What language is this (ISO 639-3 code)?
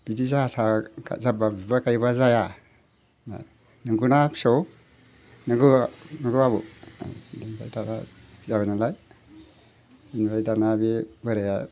brx